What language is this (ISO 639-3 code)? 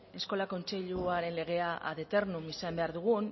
eus